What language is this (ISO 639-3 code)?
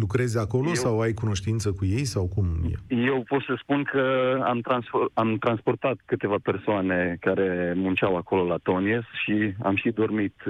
ron